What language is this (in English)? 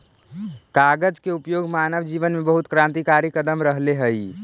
Magahi